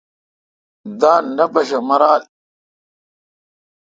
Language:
Kalkoti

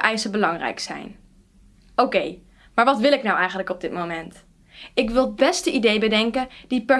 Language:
Dutch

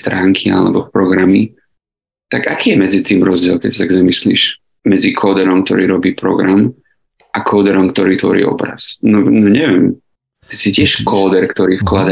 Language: Slovak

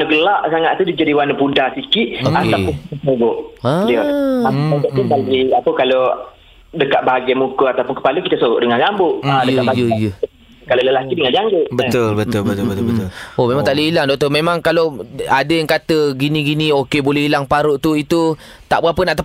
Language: Malay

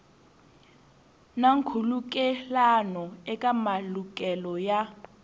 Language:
Tsonga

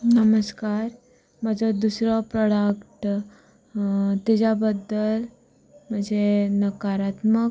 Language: Konkani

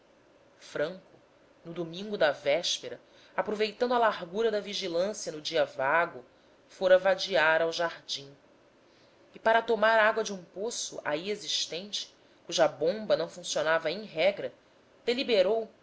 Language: Portuguese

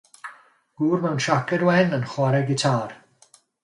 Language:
Welsh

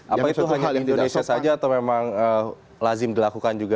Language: Indonesian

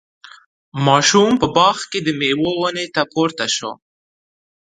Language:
Pashto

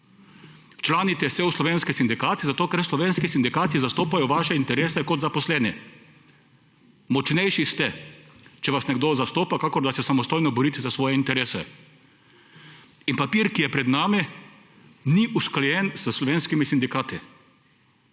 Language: Slovenian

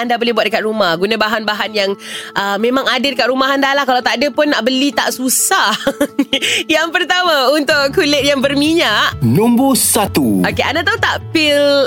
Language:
Malay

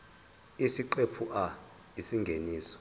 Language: Zulu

